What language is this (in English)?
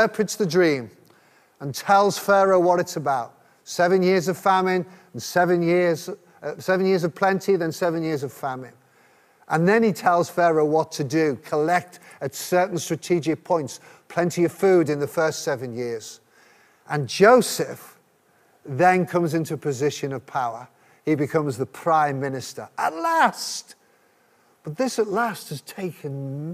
English